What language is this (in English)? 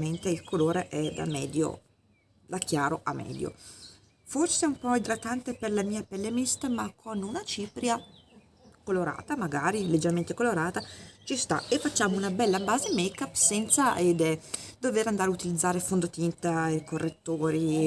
Italian